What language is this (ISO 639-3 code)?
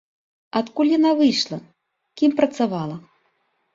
bel